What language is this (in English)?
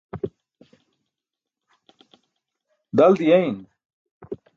Burushaski